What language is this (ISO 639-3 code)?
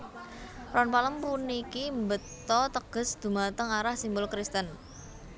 jav